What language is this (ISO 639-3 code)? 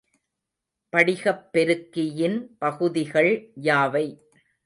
tam